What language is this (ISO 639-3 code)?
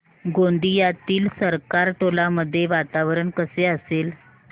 mar